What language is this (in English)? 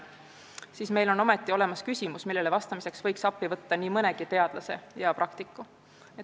Estonian